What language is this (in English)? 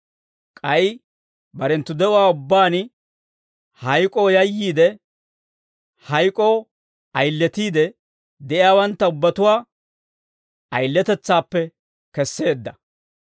Dawro